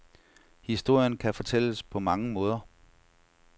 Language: Danish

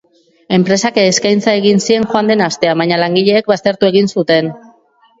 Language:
Basque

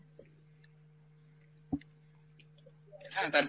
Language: Bangla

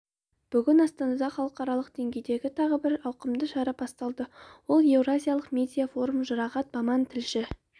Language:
Kazakh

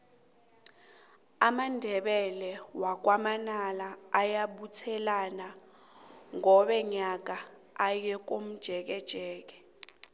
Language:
South Ndebele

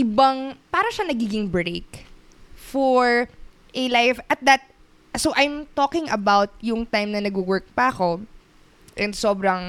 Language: Filipino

